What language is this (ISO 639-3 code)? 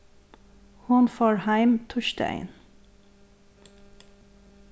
fao